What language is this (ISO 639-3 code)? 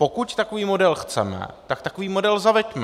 ces